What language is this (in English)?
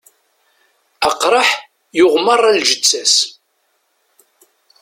Kabyle